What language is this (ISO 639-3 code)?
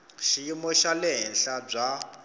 tso